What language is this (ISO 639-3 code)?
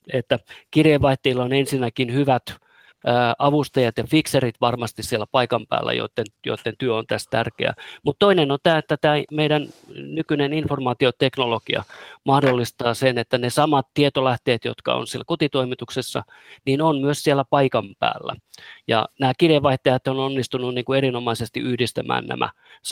fin